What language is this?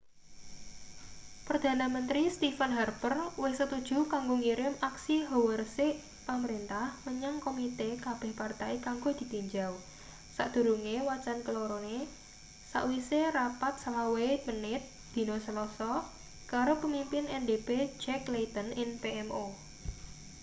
Javanese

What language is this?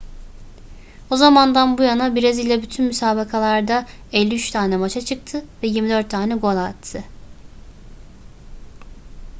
Turkish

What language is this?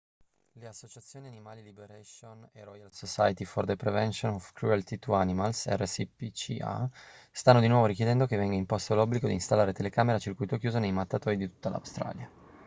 Italian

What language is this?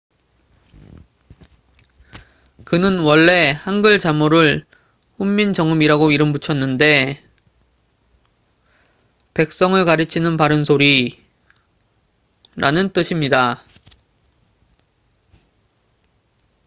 Korean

